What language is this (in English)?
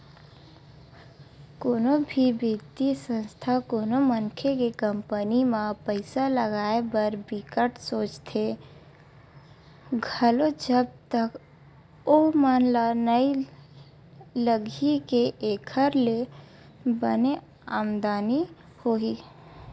Chhattisgarhi